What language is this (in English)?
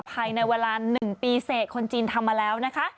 Thai